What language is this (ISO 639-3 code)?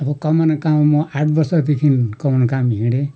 nep